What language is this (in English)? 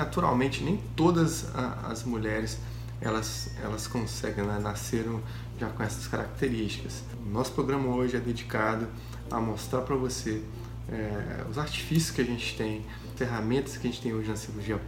Portuguese